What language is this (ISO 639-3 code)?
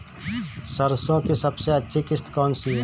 hin